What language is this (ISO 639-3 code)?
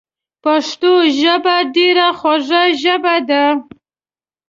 pus